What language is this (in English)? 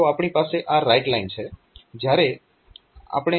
Gujarati